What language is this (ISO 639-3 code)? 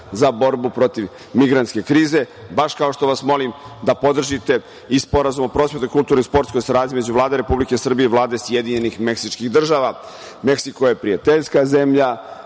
srp